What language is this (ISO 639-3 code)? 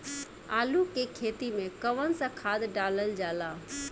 bho